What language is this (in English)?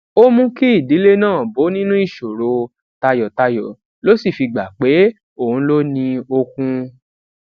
Yoruba